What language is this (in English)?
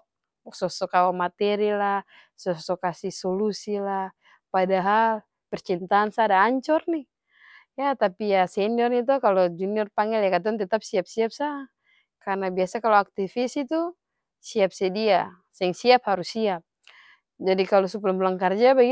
Ambonese Malay